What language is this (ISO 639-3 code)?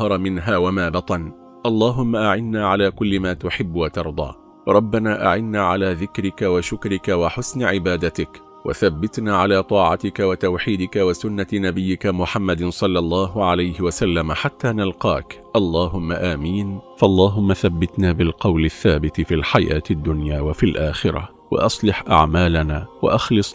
ara